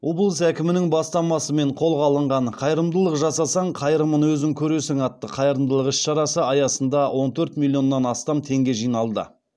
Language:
Kazakh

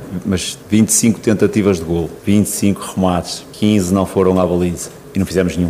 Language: Portuguese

